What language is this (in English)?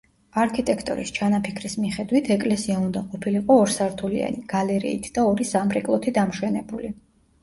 Georgian